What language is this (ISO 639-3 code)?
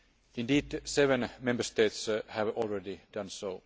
eng